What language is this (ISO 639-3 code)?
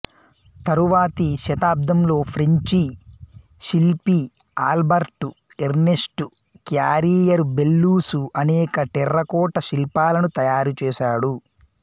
tel